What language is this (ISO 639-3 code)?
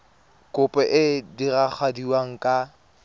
tsn